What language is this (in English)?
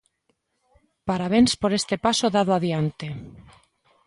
Galician